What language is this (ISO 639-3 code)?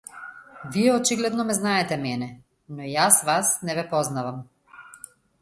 mkd